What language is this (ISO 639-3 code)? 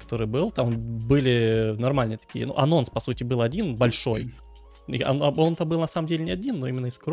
rus